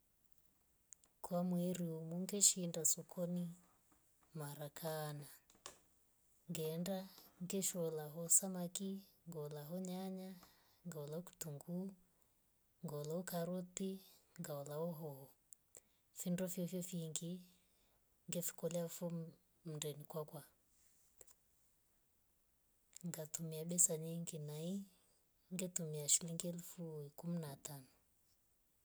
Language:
Rombo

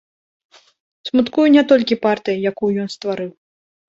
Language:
Belarusian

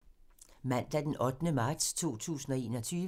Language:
Danish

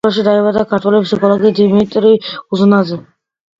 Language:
Georgian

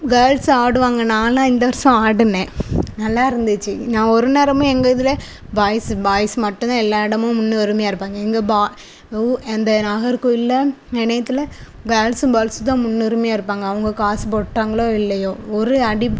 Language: Tamil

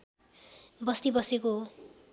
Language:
Nepali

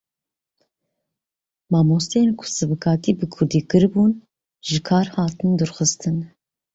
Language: Kurdish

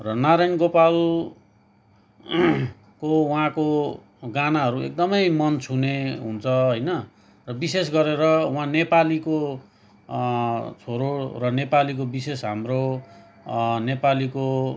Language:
Nepali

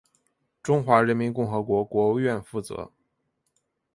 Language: Chinese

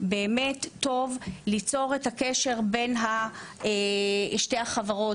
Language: Hebrew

